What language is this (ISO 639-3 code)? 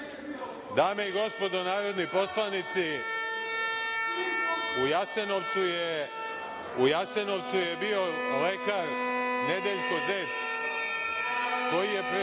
srp